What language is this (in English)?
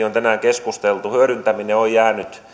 Finnish